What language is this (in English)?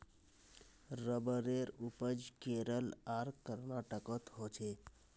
Magahi